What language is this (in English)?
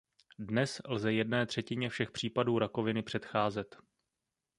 Czech